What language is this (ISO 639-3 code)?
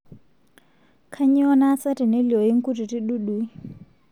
mas